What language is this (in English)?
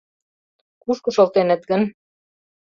Mari